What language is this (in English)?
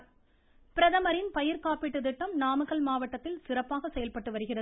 Tamil